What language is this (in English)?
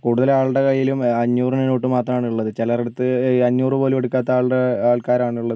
Malayalam